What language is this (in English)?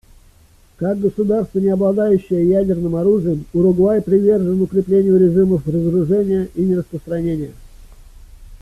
Russian